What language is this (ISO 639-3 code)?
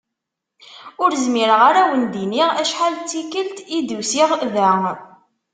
kab